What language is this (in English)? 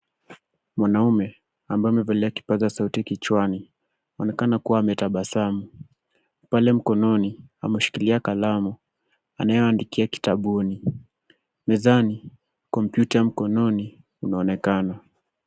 Swahili